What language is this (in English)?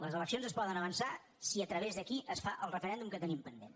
Catalan